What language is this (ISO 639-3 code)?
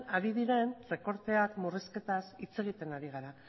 eus